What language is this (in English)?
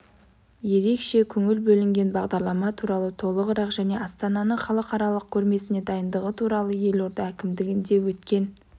Kazakh